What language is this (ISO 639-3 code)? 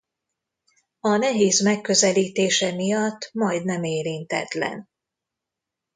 hun